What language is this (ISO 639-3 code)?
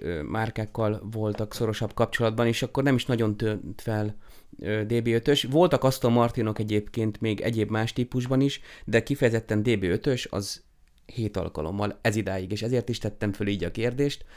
hun